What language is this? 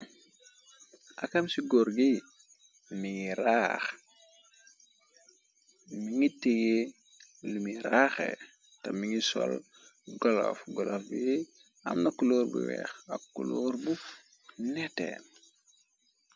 Wolof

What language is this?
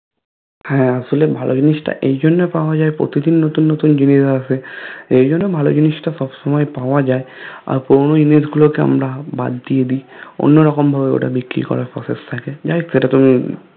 Bangla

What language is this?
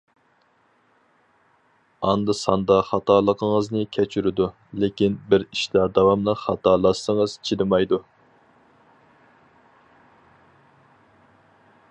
Uyghur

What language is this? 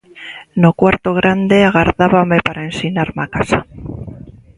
Galician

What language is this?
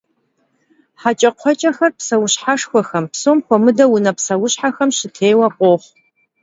Kabardian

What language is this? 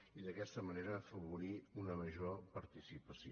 Catalan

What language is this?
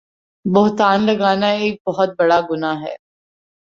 Urdu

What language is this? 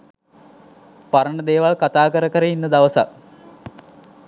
Sinhala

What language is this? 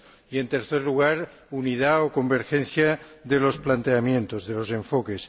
Spanish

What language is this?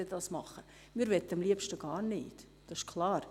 Swiss German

